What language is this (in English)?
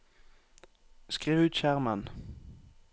Norwegian